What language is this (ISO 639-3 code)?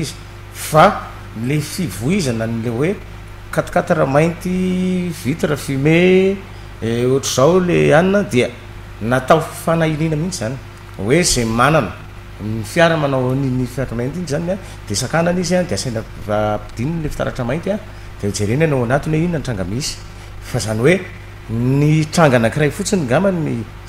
ron